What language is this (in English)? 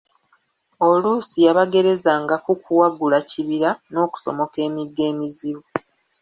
Ganda